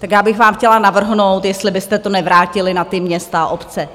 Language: Czech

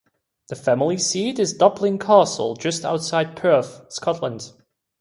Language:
English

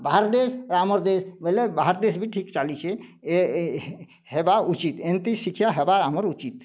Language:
Odia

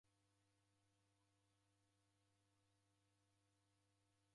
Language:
Taita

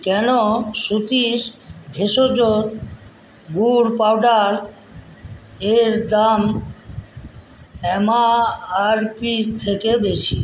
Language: Bangla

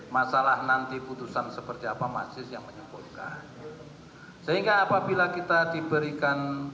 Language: Indonesian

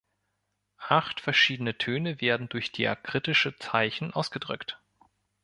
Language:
German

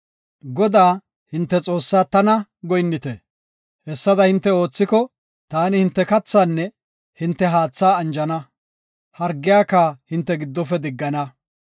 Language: Gofa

